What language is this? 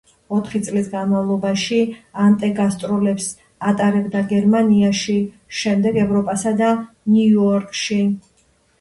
Georgian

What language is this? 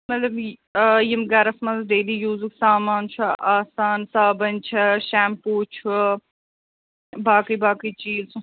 Kashmiri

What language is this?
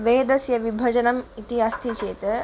Sanskrit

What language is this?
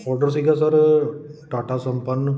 Punjabi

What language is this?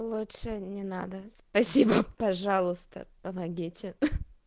Russian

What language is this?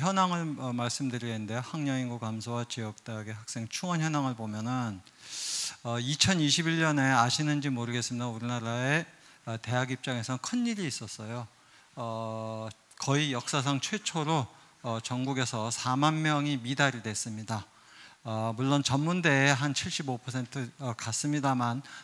Korean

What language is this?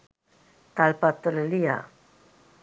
Sinhala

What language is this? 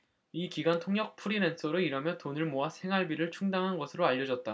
Korean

